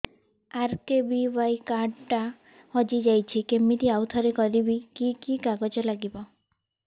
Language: Odia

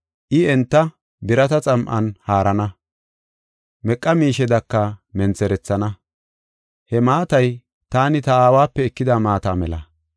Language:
Gofa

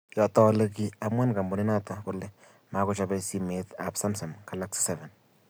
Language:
Kalenjin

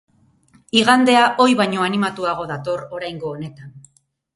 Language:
Basque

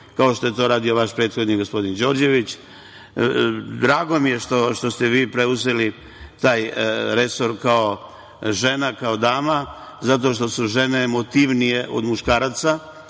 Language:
Serbian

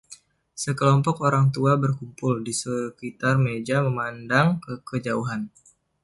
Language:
Indonesian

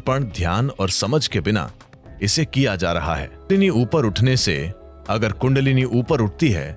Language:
Hindi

